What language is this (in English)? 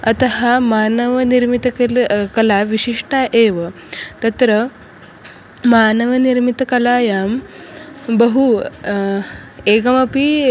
Sanskrit